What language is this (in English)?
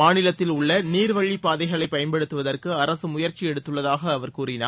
Tamil